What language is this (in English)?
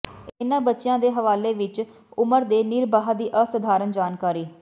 Punjabi